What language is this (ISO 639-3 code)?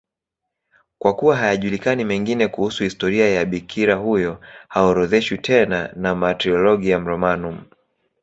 swa